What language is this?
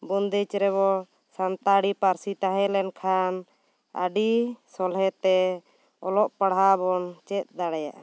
Santali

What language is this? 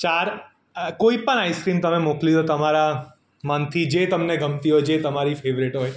Gujarati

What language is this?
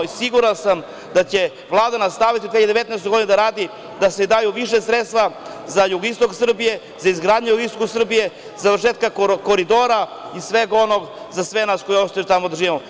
Serbian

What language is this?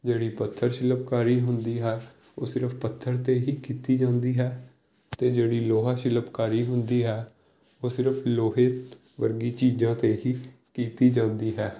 Punjabi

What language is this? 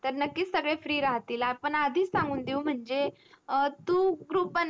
Marathi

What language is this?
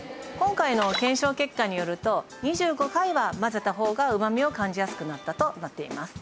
Japanese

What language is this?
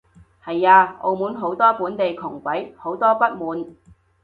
Cantonese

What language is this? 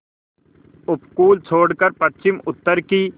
Hindi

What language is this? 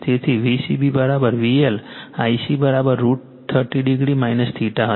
Gujarati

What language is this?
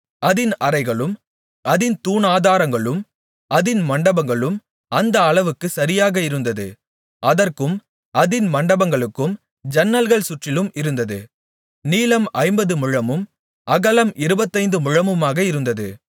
Tamil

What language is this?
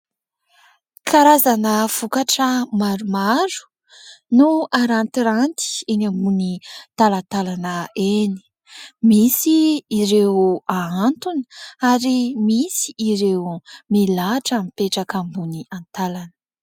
Malagasy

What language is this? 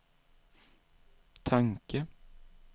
Swedish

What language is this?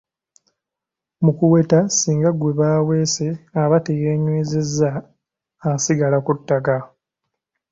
Ganda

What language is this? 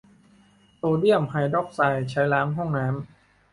Thai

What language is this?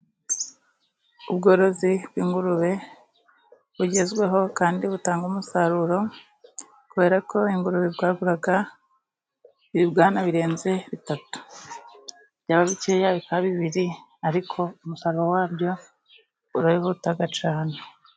Kinyarwanda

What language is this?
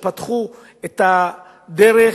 Hebrew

